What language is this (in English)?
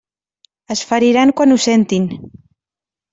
Catalan